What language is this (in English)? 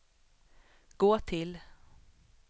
Swedish